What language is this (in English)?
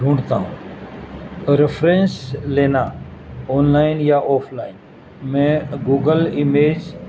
Urdu